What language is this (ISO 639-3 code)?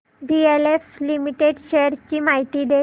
mar